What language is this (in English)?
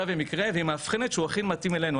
Hebrew